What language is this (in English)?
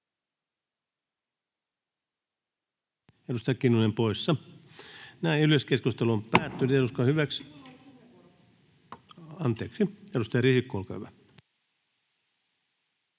Finnish